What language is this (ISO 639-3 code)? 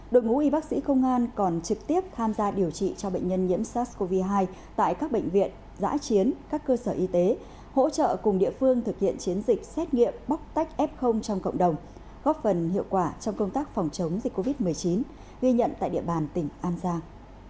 vie